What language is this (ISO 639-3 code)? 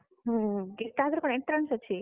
ori